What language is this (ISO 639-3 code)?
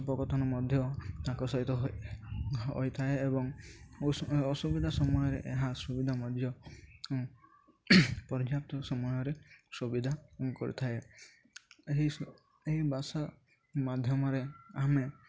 ori